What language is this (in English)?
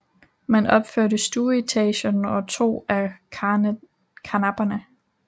Danish